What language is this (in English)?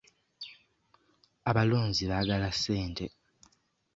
Ganda